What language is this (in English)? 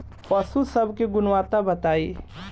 Bhojpuri